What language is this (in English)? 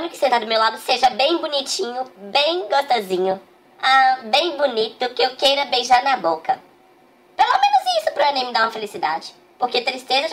Portuguese